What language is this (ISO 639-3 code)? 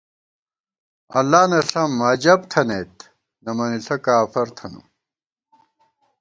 gwt